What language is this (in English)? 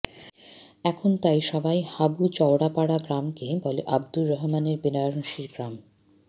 Bangla